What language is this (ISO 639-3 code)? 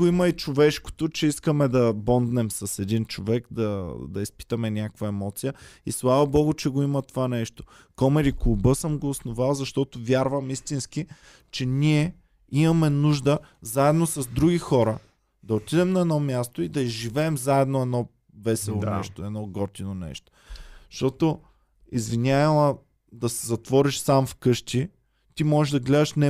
bul